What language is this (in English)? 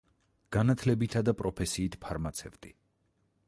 Georgian